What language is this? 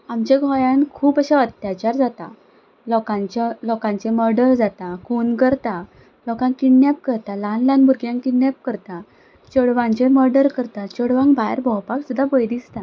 Konkani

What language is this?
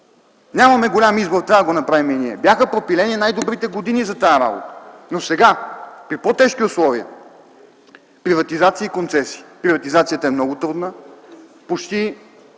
Bulgarian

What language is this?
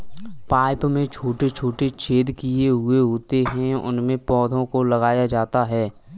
Hindi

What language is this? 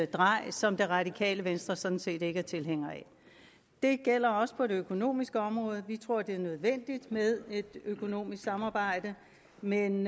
Danish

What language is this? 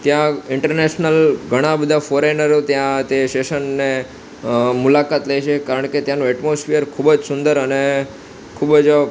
Gujarati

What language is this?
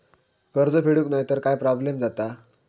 Marathi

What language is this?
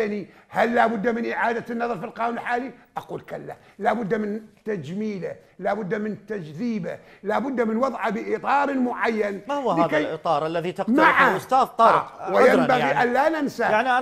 Arabic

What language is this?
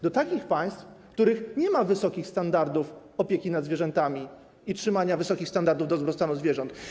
Polish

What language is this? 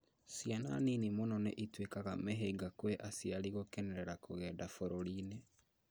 Kikuyu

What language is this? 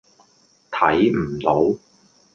Cantonese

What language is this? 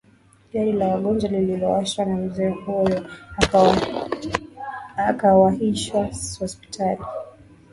Swahili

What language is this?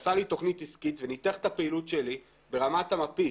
Hebrew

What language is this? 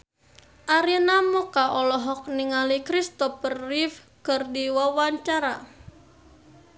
Sundanese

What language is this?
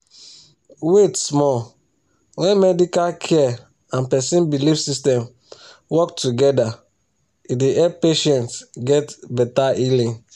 Nigerian Pidgin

